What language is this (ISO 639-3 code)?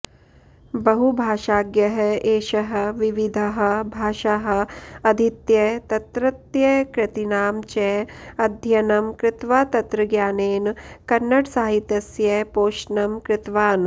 san